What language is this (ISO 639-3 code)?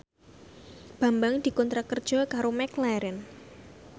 jav